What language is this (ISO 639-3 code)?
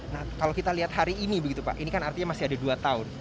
ind